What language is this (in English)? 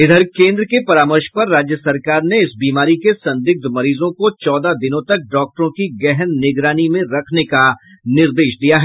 Hindi